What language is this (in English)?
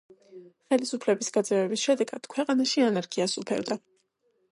Georgian